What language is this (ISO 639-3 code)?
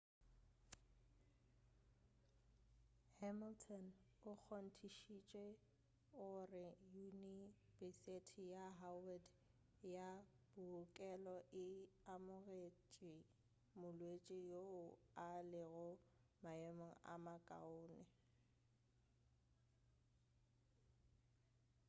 nso